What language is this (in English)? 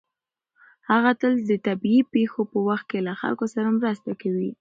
Pashto